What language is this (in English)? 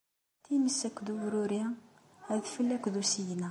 Kabyle